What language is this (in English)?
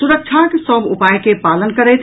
Maithili